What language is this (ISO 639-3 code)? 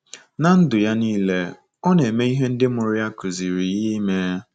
ibo